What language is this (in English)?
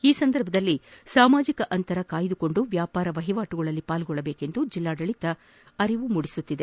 Kannada